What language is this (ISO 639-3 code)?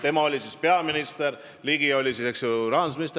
est